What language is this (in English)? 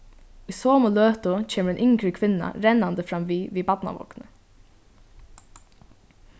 Faroese